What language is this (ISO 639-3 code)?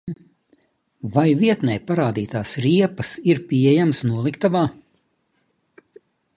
lav